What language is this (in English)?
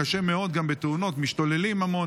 Hebrew